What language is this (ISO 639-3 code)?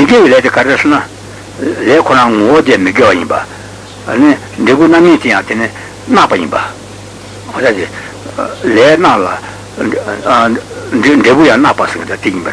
ita